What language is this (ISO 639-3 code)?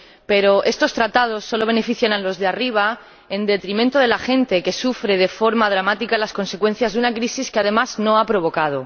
spa